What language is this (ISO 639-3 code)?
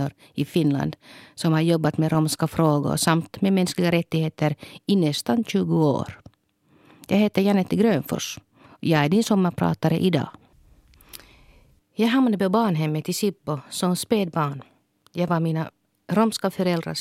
swe